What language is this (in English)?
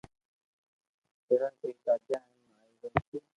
Loarki